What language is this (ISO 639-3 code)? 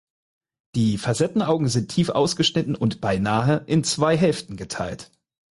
deu